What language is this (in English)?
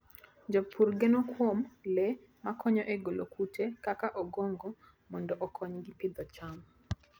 Luo (Kenya and Tanzania)